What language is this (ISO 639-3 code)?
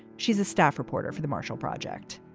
eng